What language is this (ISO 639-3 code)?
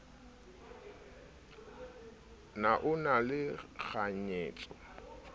sot